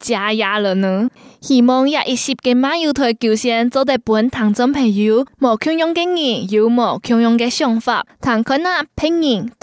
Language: Chinese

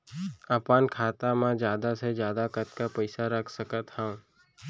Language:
Chhattisgarhi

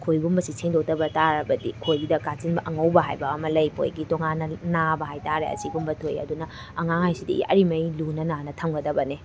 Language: Manipuri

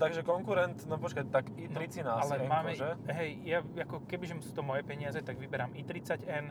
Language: Slovak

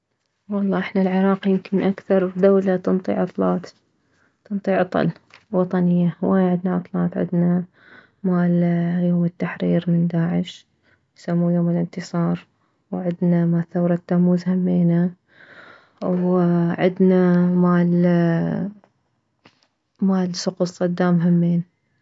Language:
Mesopotamian Arabic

